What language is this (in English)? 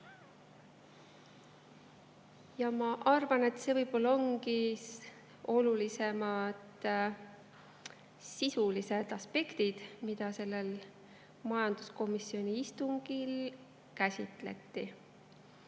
Estonian